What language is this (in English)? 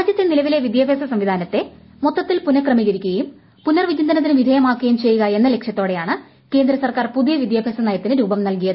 Malayalam